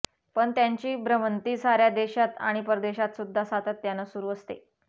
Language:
Marathi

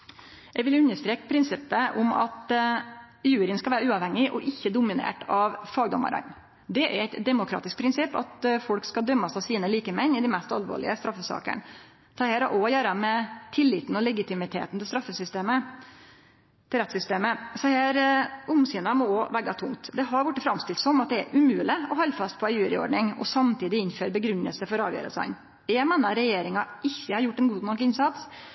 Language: Norwegian Nynorsk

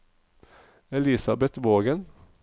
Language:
Norwegian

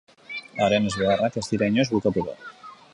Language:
Basque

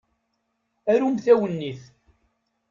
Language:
Kabyle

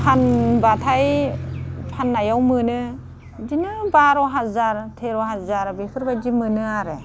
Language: Bodo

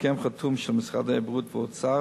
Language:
Hebrew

